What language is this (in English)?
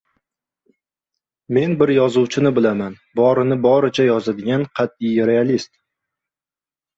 Uzbek